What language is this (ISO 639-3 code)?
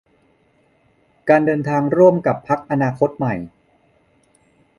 tha